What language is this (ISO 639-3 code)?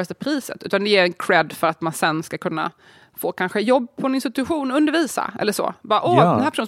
swe